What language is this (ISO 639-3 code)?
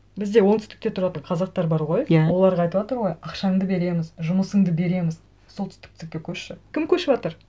kaz